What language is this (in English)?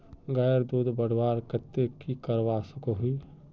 Magahi